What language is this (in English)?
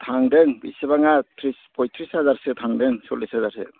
Bodo